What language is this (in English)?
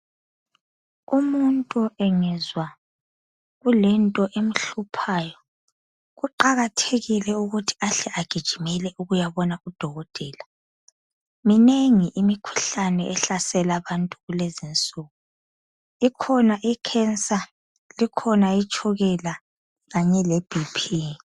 North Ndebele